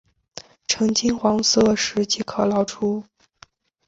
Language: Chinese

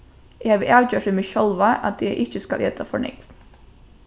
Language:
Faroese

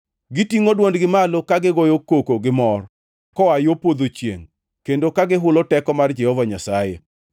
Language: Luo (Kenya and Tanzania)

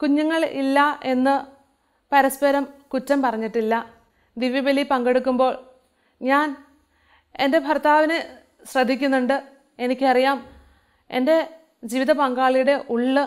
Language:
Malayalam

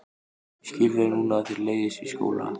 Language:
Icelandic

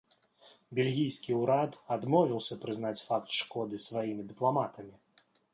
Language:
Belarusian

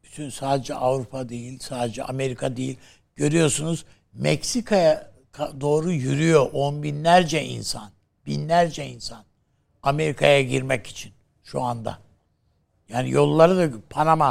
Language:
Turkish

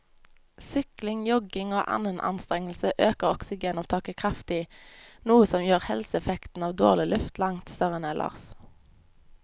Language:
Norwegian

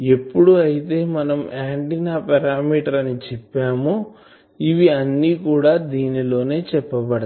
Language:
Telugu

